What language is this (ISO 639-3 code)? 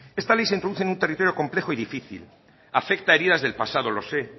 spa